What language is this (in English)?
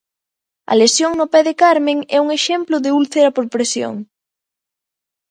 Galician